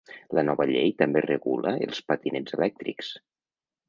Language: Catalan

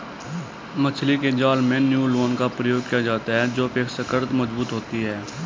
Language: Hindi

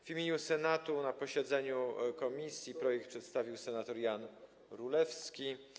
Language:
Polish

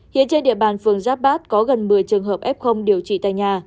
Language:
Vietnamese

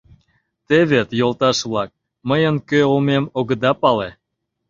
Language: Mari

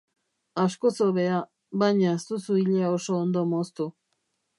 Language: Basque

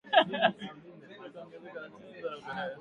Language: Swahili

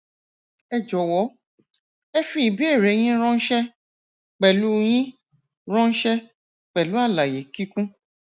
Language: Yoruba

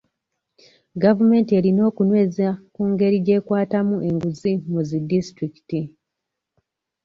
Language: Ganda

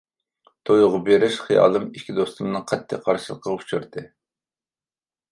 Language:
Uyghur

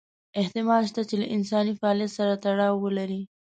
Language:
Pashto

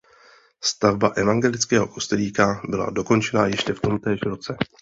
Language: Czech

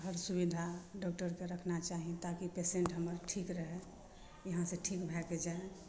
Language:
Maithili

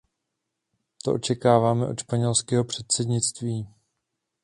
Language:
Czech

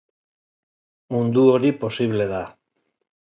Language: Basque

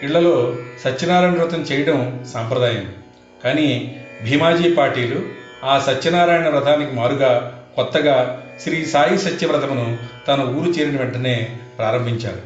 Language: Telugu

